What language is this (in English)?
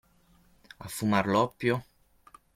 Italian